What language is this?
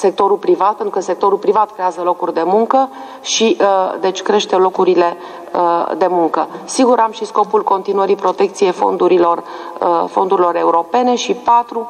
Romanian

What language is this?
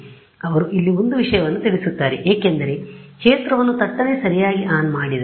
Kannada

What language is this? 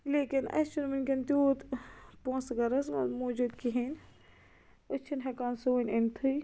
Kashmiri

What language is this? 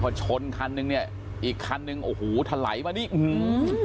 Thai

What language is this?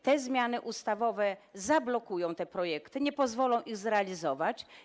Polish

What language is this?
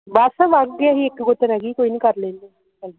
Punjabi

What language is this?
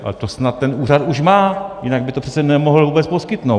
Czech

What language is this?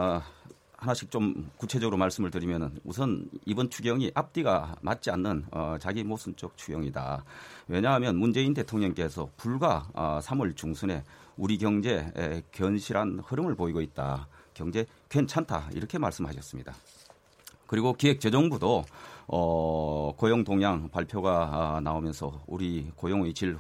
Korean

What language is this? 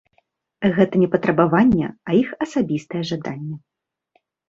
Belarusian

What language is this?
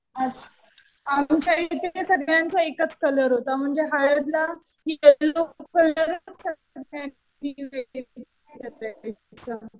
Marathi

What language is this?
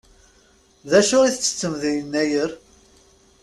Kabyle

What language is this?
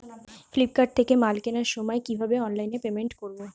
Bangla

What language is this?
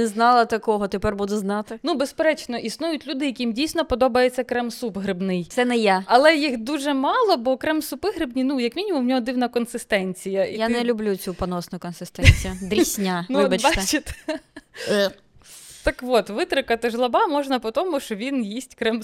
Ukrainian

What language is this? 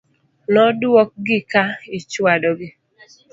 Luo (Kenya and Tanzania)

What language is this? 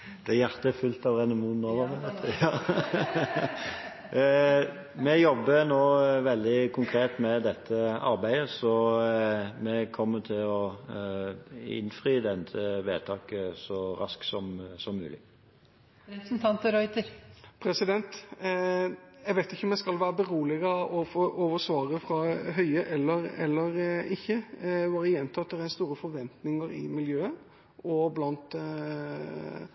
Norwegian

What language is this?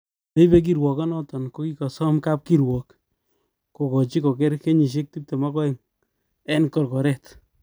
Kalenjin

